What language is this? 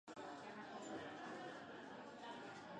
Basque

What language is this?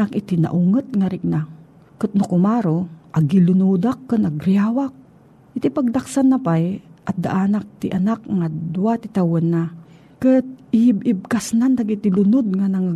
Filipino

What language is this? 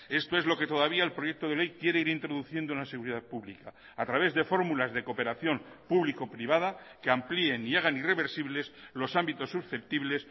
Spanish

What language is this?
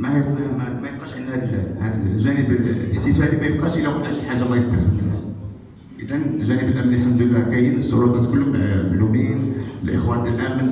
Arabic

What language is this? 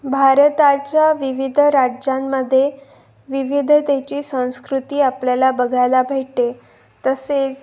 Marathi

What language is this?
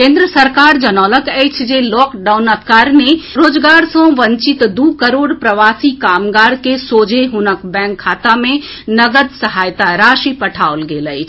Maithili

